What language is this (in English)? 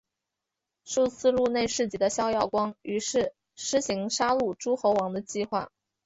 Chinese